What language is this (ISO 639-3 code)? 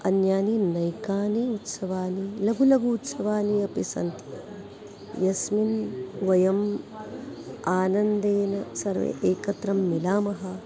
san